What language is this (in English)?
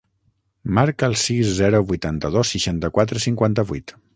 Catalan